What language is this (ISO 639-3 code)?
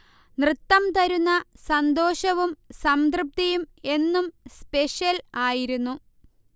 mal